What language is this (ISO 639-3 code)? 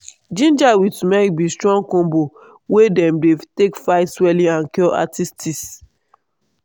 pcm